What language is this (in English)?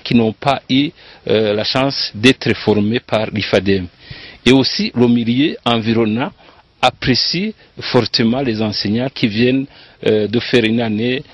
French